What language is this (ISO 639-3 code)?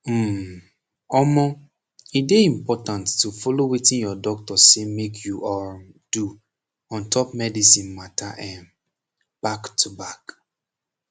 pcm